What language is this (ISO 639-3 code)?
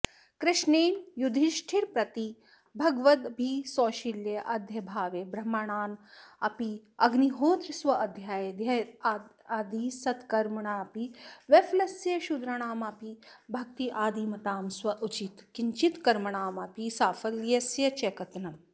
san